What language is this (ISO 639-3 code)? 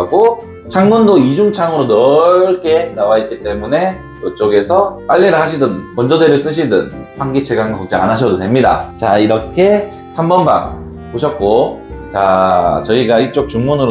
kor